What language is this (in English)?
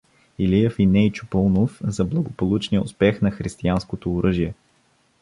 Bulgarian